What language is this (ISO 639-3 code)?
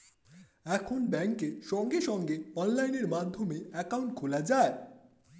ben